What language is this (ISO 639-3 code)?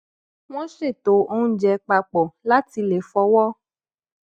yor